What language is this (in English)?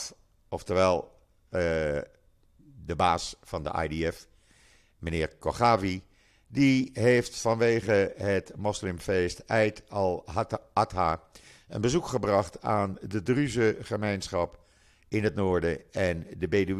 Dutch